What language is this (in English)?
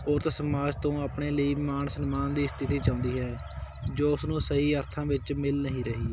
Punjabi